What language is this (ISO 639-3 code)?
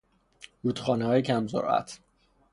fas